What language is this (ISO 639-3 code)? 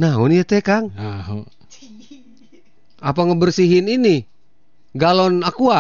ind